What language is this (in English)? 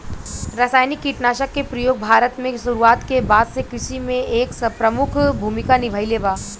Bhojpuri